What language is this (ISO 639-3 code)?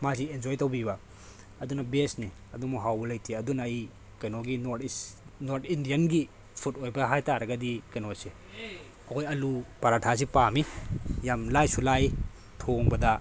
mni